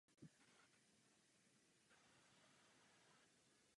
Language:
Czech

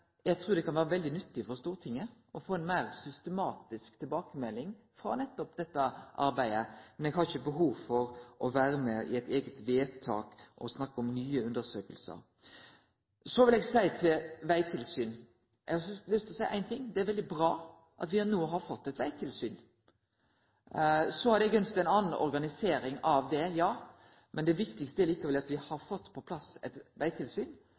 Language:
Norwegian Nynorsk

